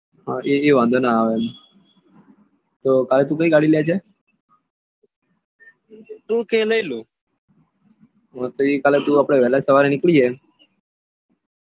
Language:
Gujarati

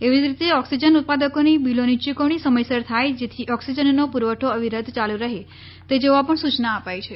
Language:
Gujarati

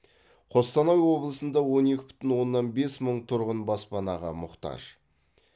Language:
Kazakh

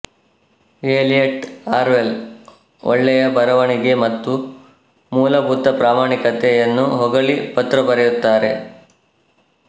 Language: Kannada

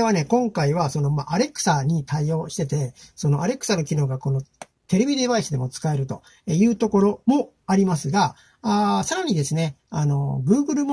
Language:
Japanese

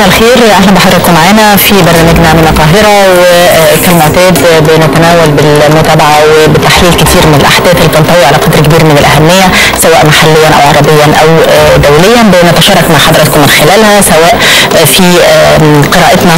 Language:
Arabic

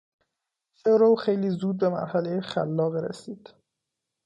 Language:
Persian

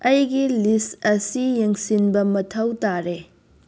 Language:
Manipuri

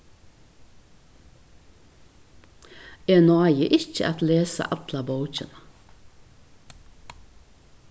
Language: Faroese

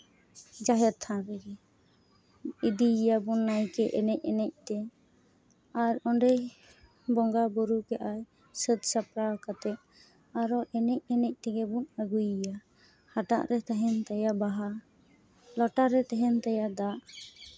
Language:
Santali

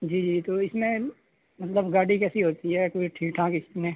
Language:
Urdu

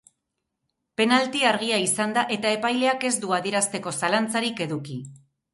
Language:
Basque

